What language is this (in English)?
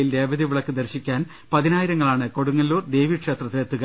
Malayalam